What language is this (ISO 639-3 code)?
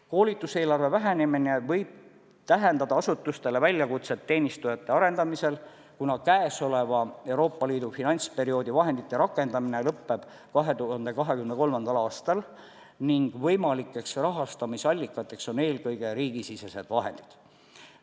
est